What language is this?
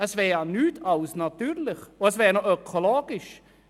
Swiss German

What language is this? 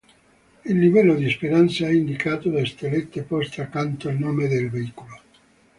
Italian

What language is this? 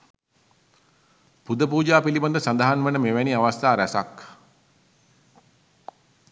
Sinhala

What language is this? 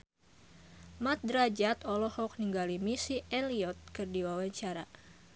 Sundanese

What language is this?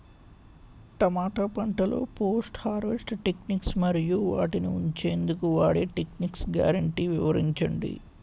Telugu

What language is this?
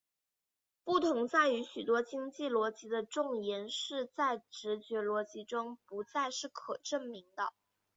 Chinese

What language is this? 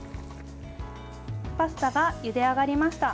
Japanese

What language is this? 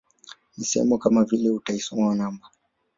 Swahili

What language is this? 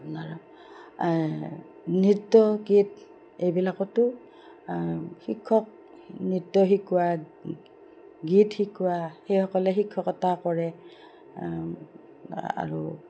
Assamese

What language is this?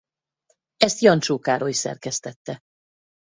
Hungarian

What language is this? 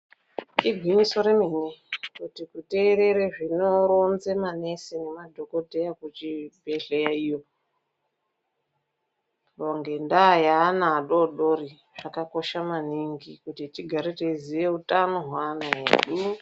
Ndau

